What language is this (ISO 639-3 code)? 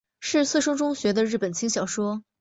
zho